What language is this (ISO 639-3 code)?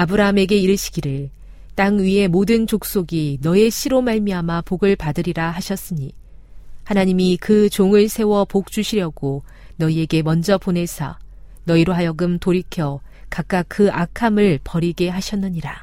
kor